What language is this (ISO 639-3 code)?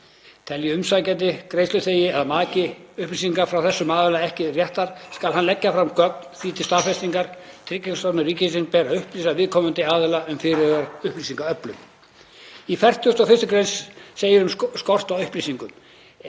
isl